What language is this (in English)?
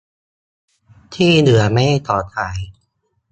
Thai